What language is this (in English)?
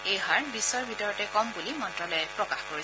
Assamese